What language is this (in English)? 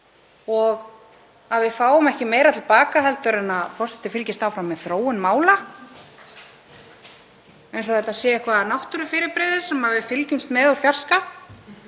Icelandic